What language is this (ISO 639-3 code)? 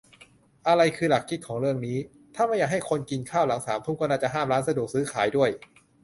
tha